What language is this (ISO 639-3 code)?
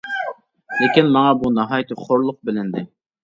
uig